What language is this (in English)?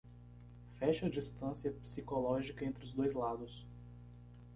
Portuguese